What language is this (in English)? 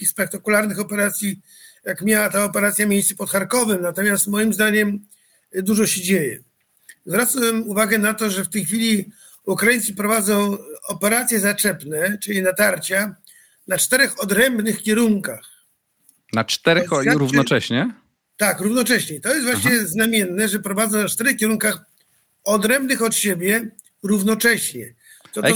Polish